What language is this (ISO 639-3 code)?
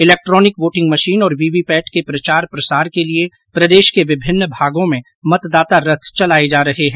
hin